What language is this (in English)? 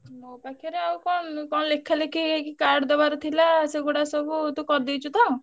Odia